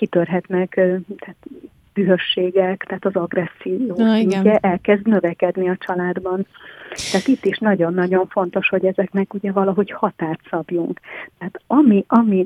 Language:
Hungarian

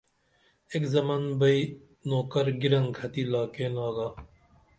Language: Dameli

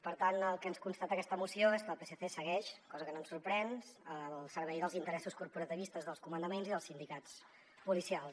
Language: Catalan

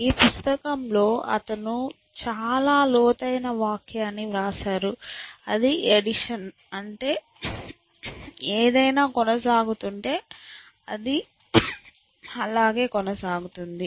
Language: Telugu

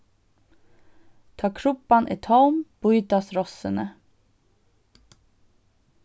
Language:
Faroese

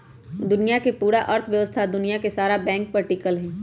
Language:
Magahi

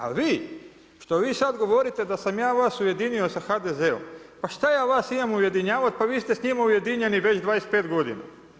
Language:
Croatian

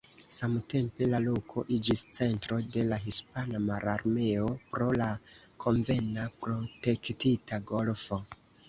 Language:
Esperanto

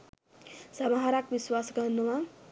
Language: Sinhala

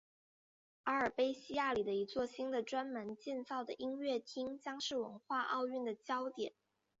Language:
Chinese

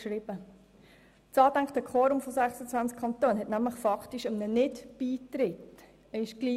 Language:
Swiss German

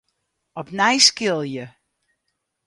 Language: Western Frisian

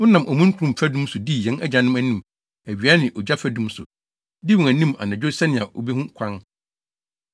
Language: Akan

